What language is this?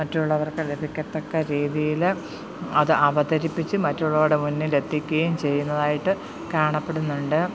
Malayalam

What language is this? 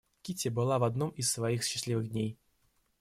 Russian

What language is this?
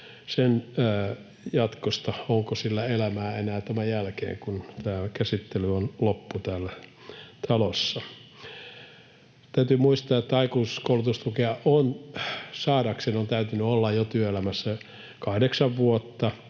Finnish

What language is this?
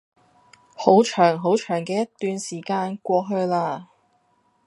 Cantonese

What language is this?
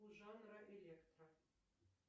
Russian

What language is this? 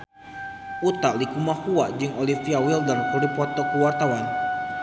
Sundanese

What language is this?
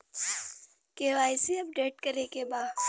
Bhojpuri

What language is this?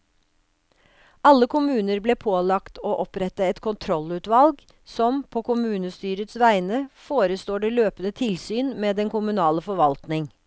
Norwegian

